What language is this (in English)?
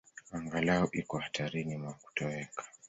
Swahili